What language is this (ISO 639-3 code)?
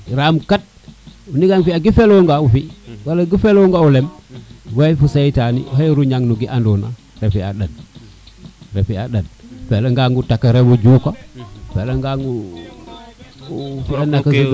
srr